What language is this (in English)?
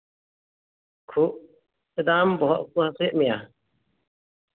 Santali